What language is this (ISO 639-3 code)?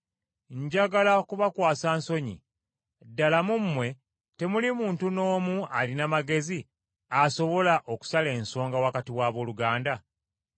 lug